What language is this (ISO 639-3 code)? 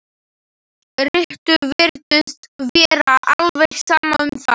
isl